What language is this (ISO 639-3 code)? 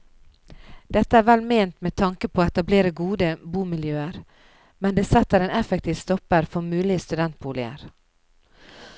nor